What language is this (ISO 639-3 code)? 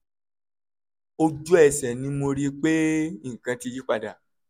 yor